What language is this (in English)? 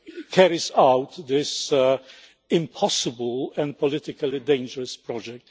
English